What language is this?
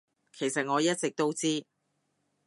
Cantonese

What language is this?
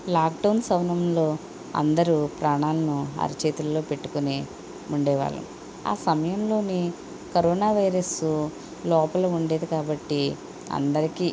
Telugu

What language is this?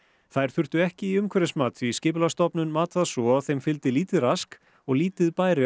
Icelandic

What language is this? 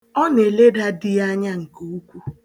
Igbo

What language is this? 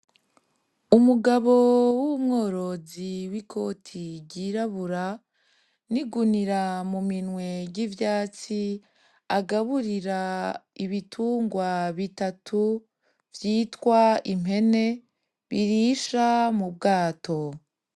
Rundi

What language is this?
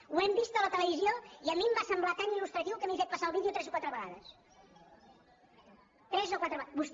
Catalan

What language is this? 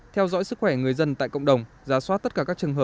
Vietnamese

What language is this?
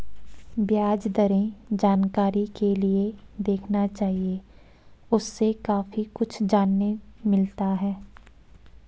Hindi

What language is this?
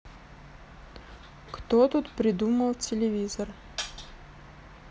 Russian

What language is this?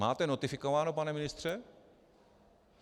Czech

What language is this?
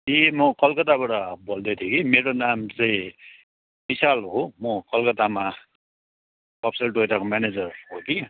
Nepali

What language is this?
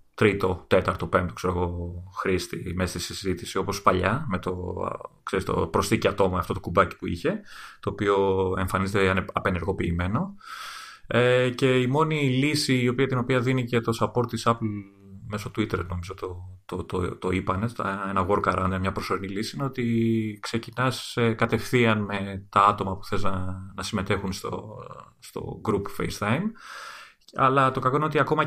Greek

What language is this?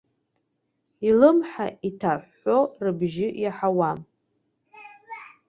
Abkhazian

